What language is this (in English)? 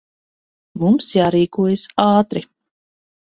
Latvian